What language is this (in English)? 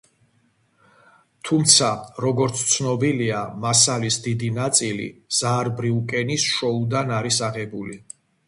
Georgian